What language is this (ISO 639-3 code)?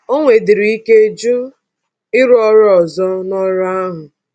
ibo